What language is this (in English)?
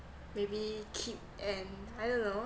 English